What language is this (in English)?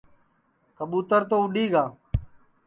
Sansi